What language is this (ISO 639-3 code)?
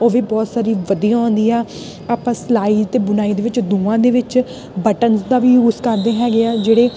pan